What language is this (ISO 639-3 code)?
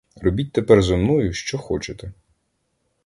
ukr